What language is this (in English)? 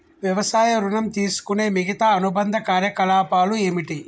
Telugu